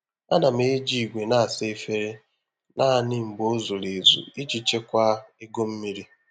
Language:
Igbo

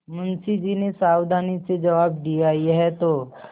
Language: Hindi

